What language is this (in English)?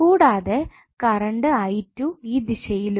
Malayalam